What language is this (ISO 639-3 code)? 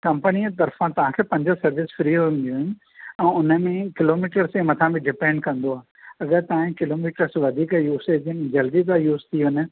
snd